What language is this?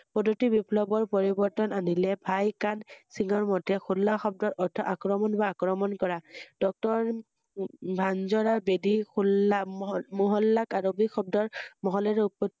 Assamese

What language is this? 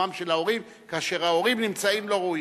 Hebrew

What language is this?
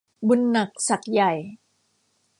Thai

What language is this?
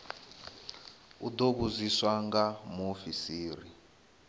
Venda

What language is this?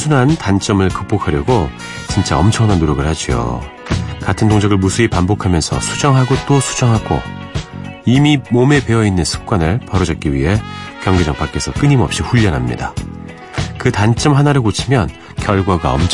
Korean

